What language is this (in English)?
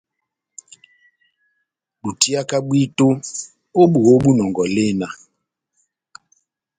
Batanga